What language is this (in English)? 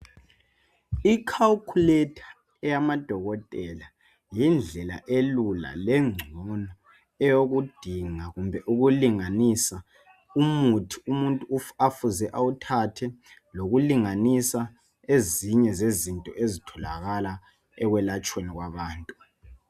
North Ndebele